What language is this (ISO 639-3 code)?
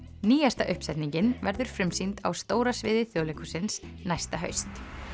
isl